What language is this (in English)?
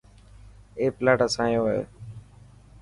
Dhatki